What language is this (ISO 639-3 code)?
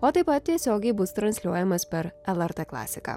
lit